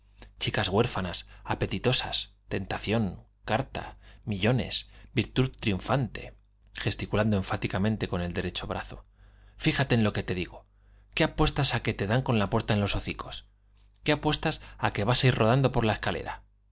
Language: Spanish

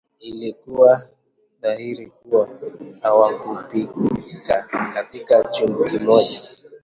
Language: Swahili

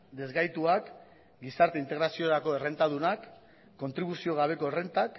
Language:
Basque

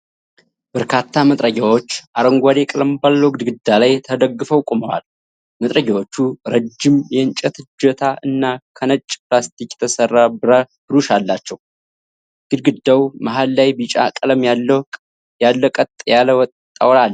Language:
Amharic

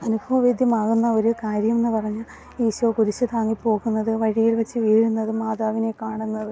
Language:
Malayalam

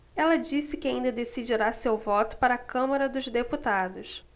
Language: Portuguese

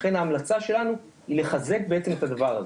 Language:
Hebrew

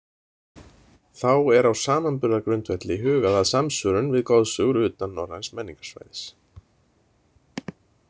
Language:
Icelandic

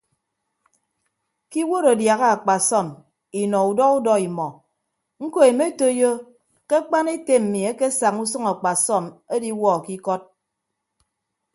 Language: Ibibio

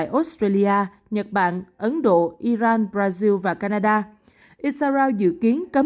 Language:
Vietnamese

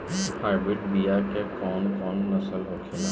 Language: Bhojpuri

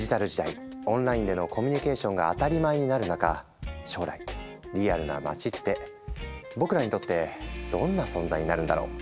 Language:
Japanese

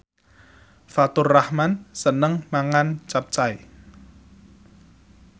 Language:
Javanese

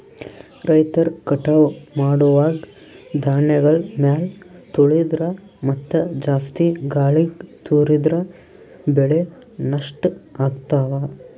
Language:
Kannada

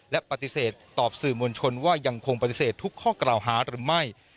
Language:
Thai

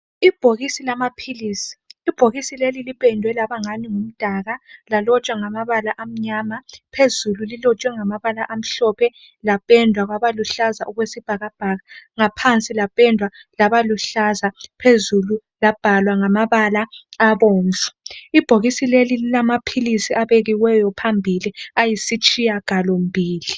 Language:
North Ndebele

